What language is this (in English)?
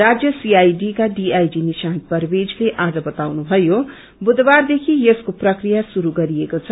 Nepali